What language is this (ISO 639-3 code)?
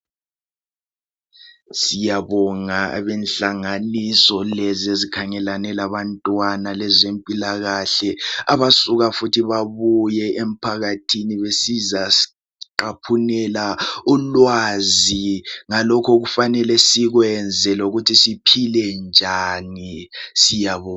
nde